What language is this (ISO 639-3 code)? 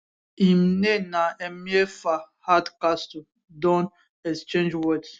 pcm